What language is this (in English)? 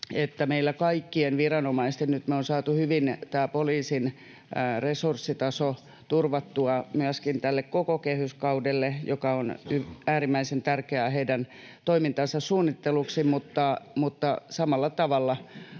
Finnish